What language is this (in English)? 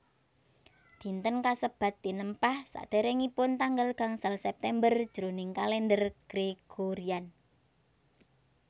Javanese